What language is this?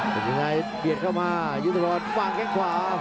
Thai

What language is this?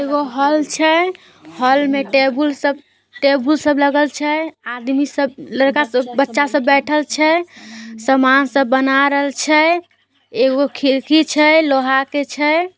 Magahi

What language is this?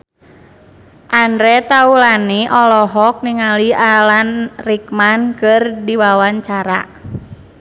Sundanese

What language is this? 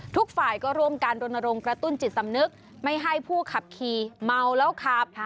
Thai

